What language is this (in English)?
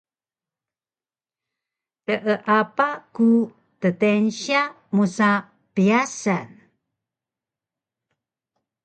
Taroko